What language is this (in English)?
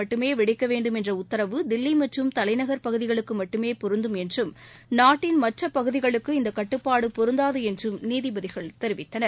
Tamil